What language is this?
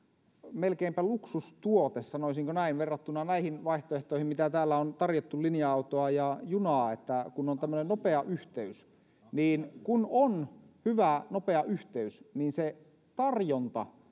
Finnish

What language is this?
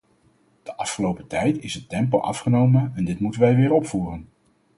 Dutch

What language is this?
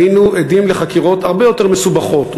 Hebrew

